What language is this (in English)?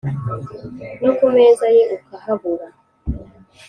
Kinyarwanda